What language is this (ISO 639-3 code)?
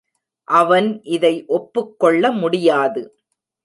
tam